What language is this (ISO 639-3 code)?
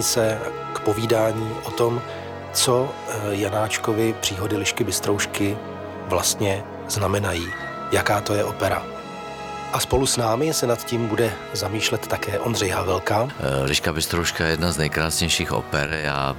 ces